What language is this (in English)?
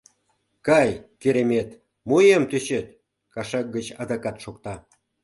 Mari